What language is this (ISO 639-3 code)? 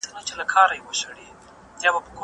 pus